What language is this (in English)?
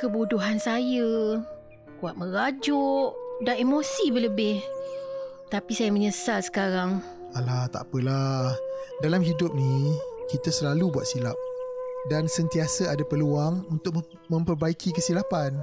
Malay